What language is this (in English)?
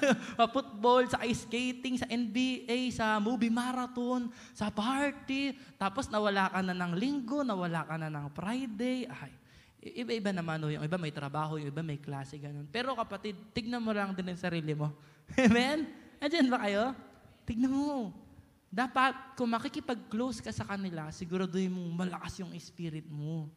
Filipino